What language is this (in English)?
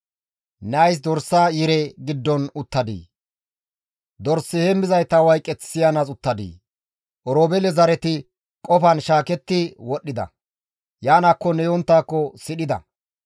Gamo